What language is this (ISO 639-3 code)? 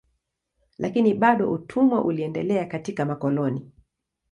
swa